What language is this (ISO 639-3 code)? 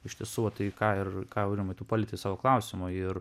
lit